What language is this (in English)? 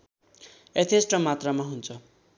Nepali